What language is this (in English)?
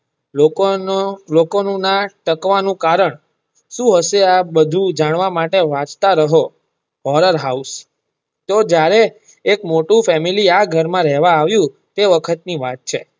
Gujarati